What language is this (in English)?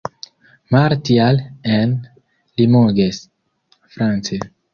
Esperanto